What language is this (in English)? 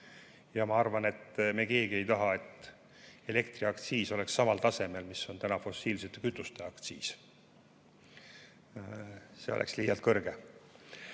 Estonian